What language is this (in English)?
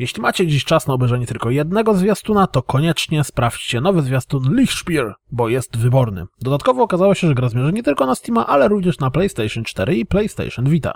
Polish